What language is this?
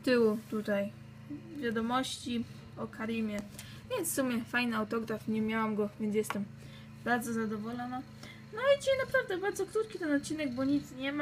Polish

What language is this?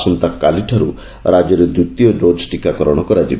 Odia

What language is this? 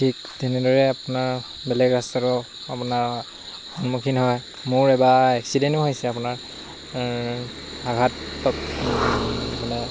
Assamese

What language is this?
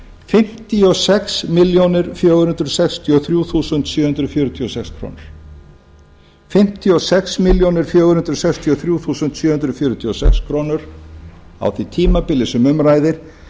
Icelandic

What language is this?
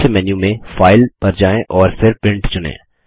Hindi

